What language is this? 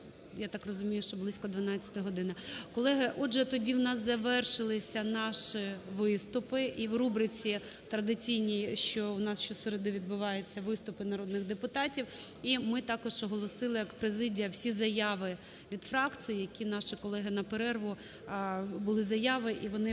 Ukrainian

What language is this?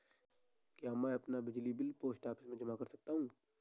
Hindi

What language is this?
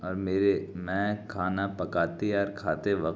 Urdu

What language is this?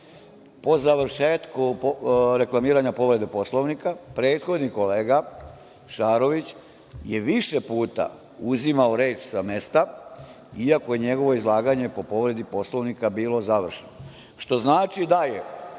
Serbian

